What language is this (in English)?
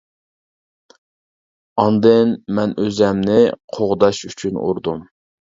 Uyghur